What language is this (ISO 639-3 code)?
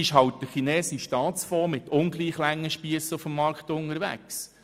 gsw